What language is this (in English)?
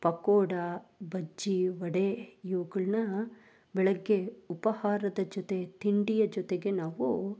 Kannada